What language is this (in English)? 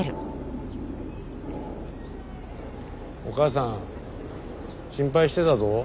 Japanese